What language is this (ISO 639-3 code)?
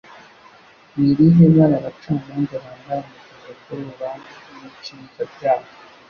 kin